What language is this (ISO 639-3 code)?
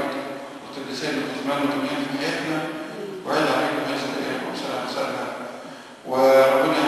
ara